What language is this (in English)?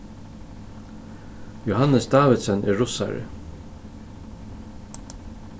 Faroese